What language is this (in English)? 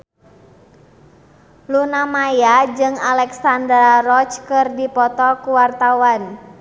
Sundanese